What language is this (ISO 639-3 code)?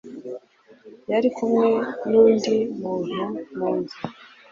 kin